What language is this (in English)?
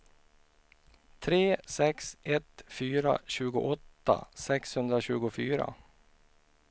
Swedish